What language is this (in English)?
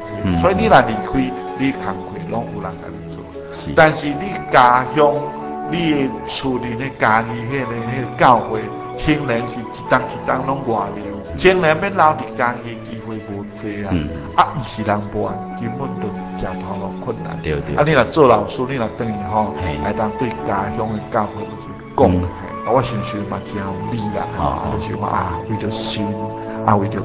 Chinese